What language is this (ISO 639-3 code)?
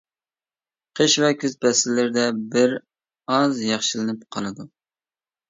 uig